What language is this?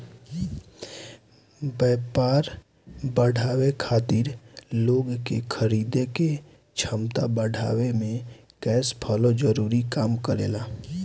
Bhojpuri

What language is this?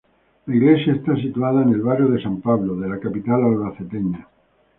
Spanish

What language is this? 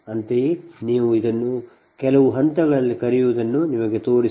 Kannada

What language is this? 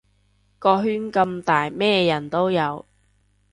Cantonese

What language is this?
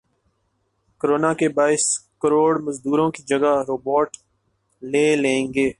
Urdu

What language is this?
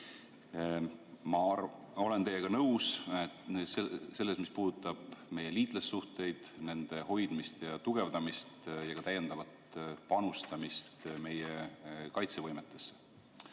Estonian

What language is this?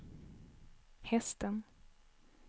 Swedish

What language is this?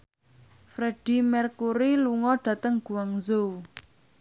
Javanese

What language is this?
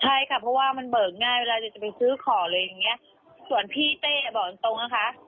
Thai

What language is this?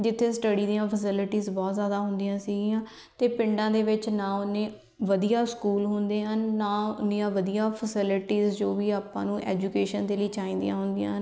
Punjabi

